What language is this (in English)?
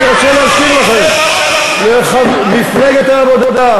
Hebrew